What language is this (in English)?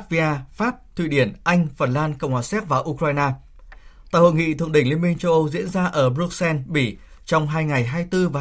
Vietnamese